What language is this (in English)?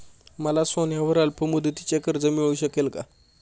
Marathi